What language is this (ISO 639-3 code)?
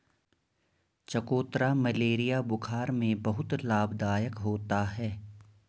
hin